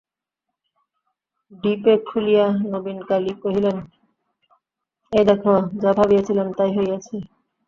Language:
Bangla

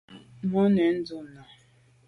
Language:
Medumba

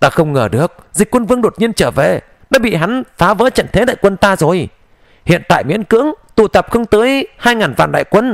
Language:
Vietnamese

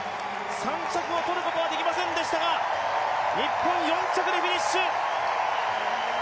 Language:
Japanese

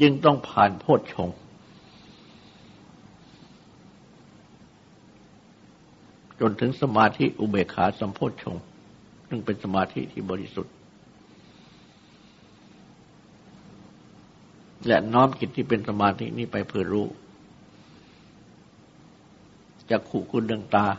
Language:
Thai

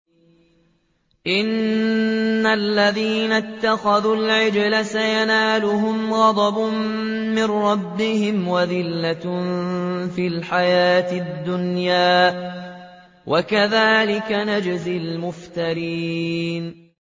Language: Arabic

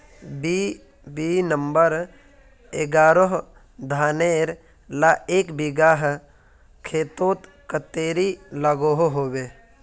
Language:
Magahi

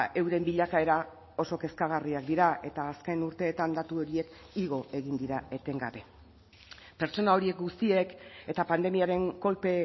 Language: Basque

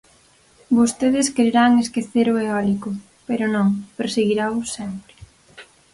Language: Galician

